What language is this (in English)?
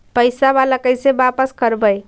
Magahi